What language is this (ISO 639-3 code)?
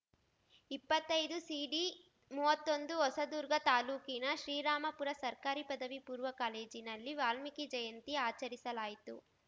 kan